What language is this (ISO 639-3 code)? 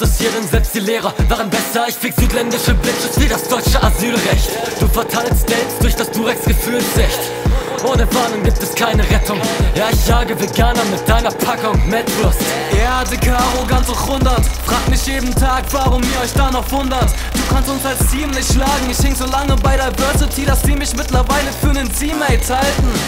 deu